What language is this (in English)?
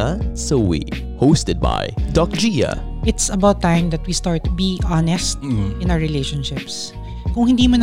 Filipino